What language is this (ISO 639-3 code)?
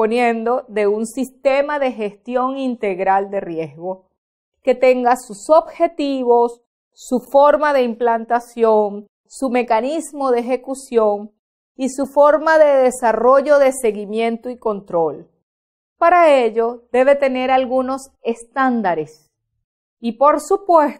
spa